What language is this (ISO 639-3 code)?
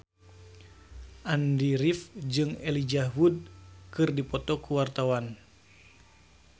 sun